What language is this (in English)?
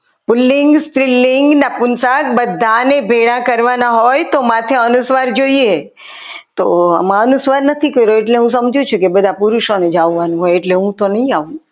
Gujarati